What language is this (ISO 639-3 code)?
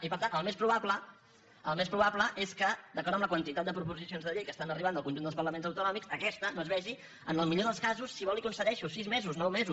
cat